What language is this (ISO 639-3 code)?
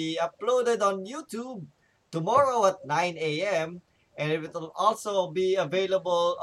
fil